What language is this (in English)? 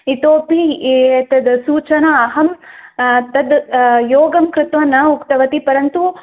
Sanskrit